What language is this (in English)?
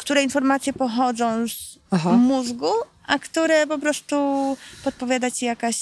Polish